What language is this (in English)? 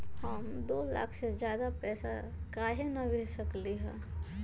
Magahi